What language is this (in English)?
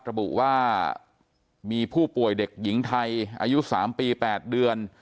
Thai